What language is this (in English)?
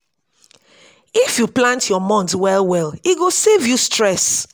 Nigerian Pidgin